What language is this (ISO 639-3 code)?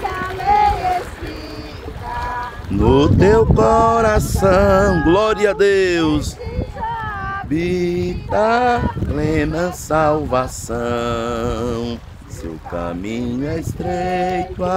por